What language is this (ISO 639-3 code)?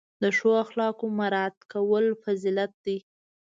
pus